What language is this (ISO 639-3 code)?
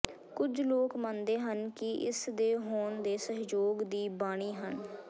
pan